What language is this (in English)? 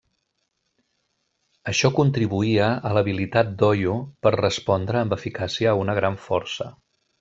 Catalan